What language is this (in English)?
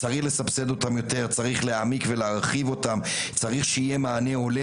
Hebrew